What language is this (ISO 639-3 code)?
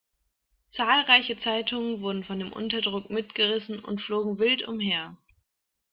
deu